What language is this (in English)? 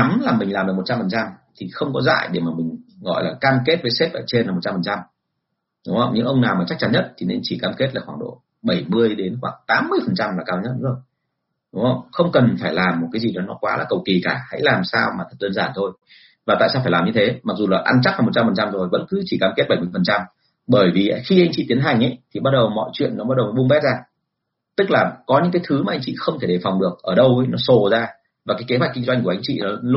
Vietnamese